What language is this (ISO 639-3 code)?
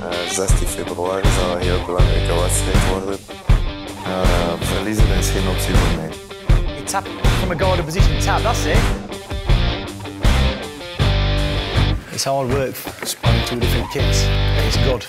nld